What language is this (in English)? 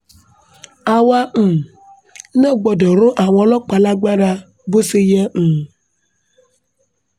Yoruba